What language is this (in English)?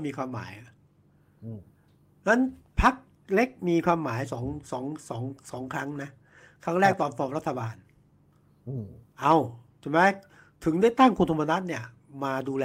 Thai